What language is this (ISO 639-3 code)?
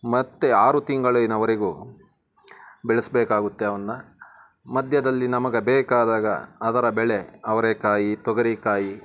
kan